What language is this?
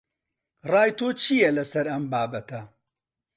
Central Kurdish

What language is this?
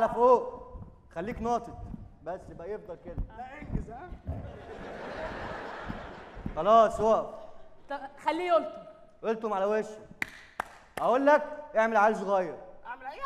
Arabic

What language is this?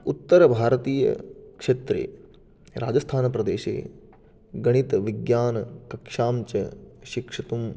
Sanskrit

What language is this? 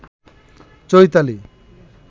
Bangla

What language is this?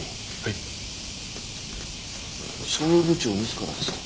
Japanese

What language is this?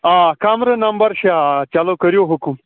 Kashmiri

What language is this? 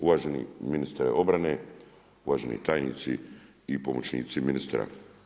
Croatian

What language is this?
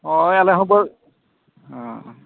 Santali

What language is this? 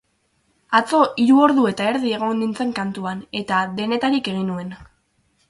Basque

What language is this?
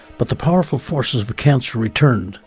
English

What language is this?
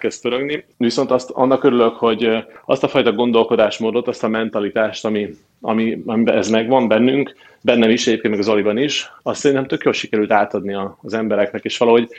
Hungarian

